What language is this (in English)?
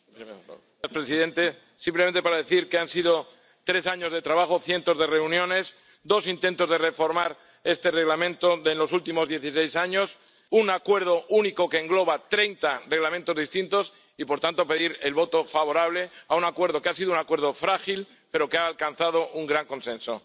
Spanish